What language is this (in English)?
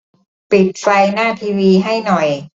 Thai